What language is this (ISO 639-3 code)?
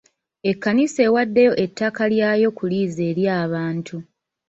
lug